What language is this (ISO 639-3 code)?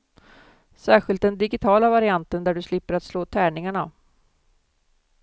swe